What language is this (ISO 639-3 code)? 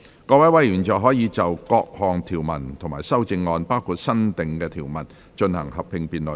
yue